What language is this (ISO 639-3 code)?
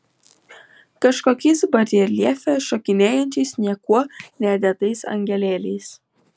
lit